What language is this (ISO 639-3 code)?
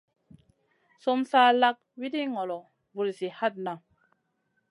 mcn